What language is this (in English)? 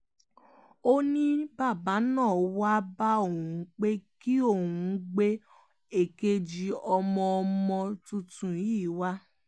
Yoruba